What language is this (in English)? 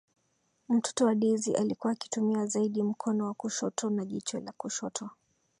Swahili